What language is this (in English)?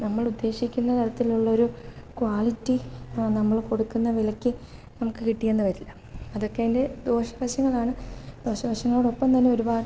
Malayalam